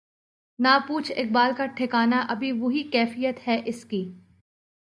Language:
Urdu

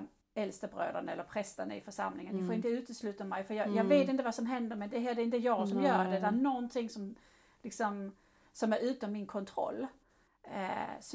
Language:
Swedish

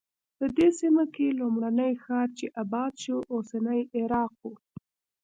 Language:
Pashto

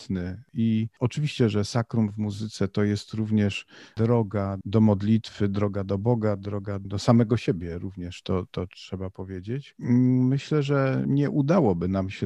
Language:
Polish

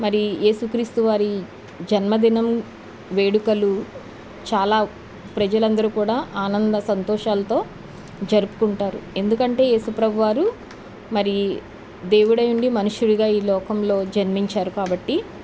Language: Telugu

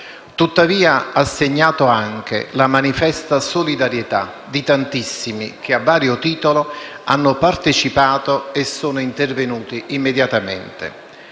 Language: Italian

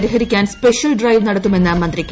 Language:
Malayalam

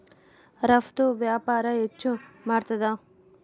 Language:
Kannada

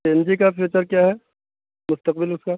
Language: Urdu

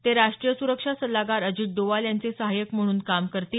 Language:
Marathi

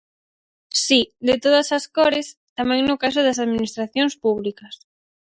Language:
Galician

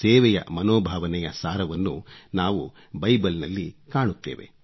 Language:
Kannada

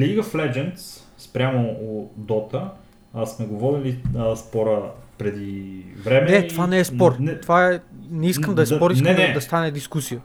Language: Bulgarian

